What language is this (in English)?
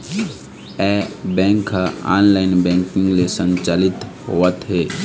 Chhattisgarhi